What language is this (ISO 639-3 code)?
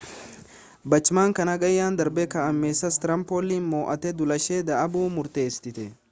orm